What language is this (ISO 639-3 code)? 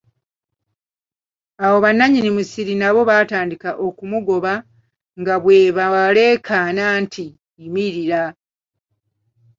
lug